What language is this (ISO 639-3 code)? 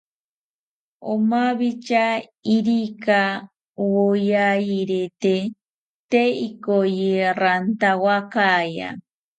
cpy